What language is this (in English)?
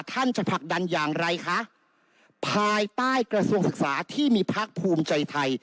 Thai